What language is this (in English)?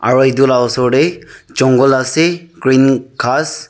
Naga Pidgin